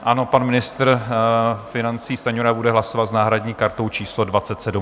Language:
Czech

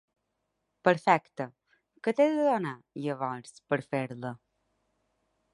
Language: Catalan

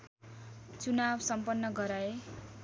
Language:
Nepali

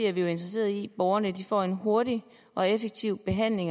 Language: Danish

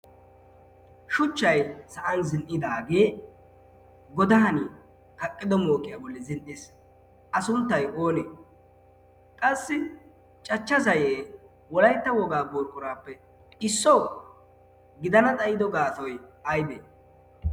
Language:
Wolaytta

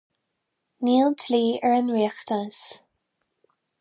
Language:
Irish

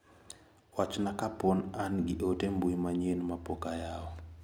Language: Luo (Kenya and Tanzania)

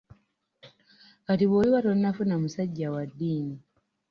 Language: Ganda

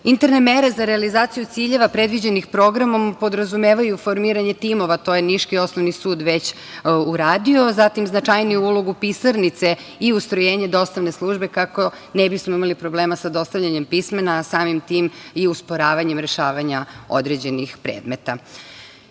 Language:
Serbian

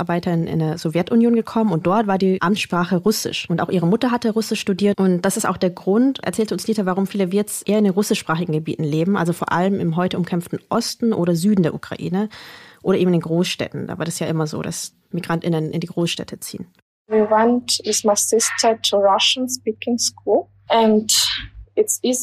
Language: German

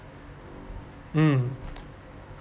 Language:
English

